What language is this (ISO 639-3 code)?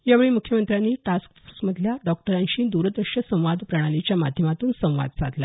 mar